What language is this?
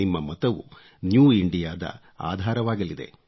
Kannada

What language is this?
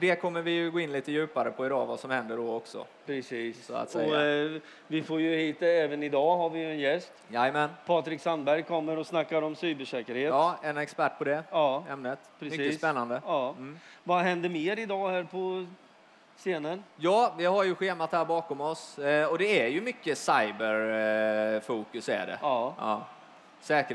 Swedish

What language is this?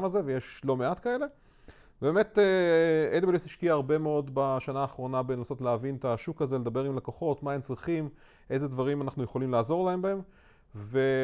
Hebrew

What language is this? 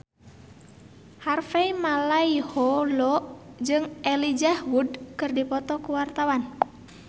Sundanese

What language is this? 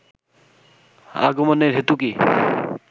Bangla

